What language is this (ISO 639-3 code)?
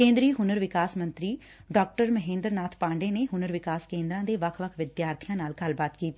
pan